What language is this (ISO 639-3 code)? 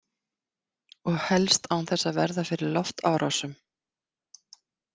isl